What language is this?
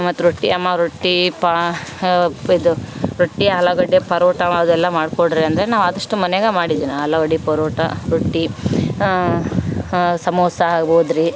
Kannada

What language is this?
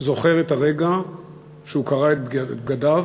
Hebrew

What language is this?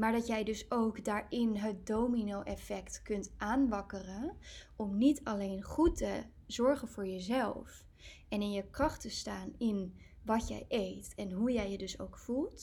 Dutch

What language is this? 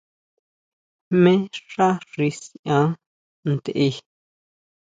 Huautla Mazatec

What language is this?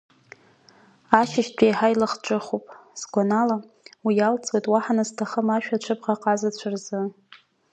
Abkhazian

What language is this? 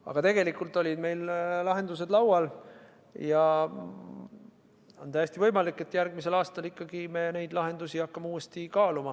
Estonian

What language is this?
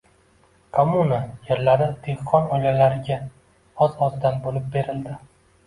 Uzbek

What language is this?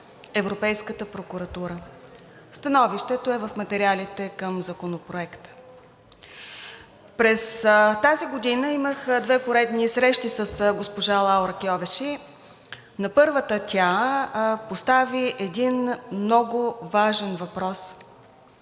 Bulgarian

